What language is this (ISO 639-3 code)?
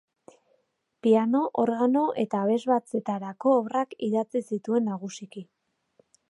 eus